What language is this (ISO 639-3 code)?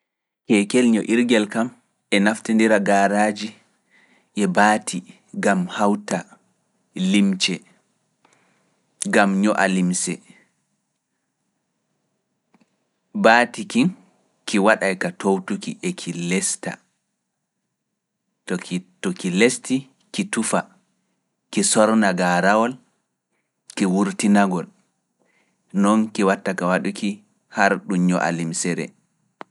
ful